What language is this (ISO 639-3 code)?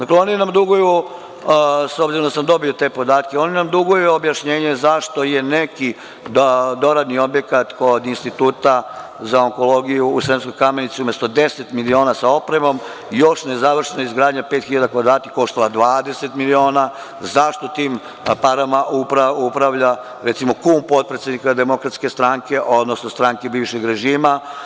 srp